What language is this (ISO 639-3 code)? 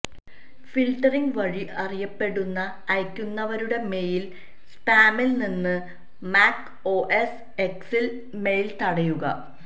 mal